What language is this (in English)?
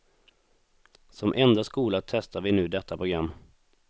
Swedish